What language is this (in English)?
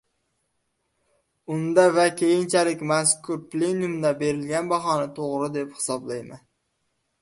Uzbek